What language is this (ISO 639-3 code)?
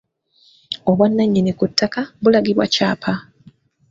lug